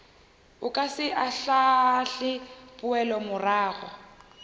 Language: Northern Sotho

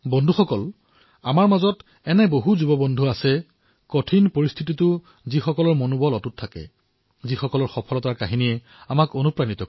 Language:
Assamese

